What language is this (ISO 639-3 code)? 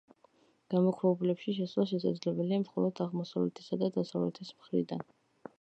kat